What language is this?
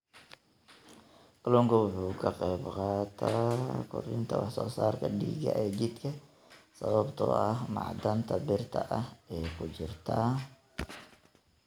Somali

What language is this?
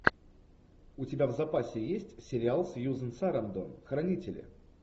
Russian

